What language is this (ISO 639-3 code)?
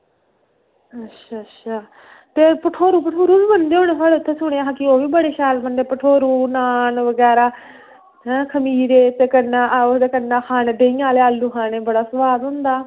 doi